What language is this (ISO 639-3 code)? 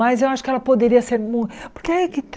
por